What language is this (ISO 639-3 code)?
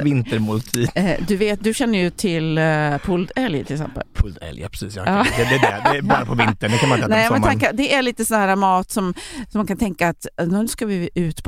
swe